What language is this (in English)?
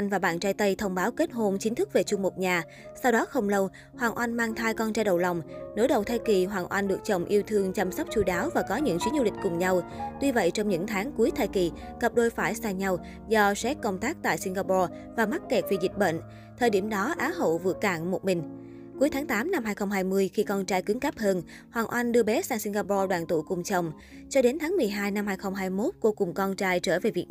Vietnamese